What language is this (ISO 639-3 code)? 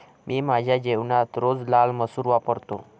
mar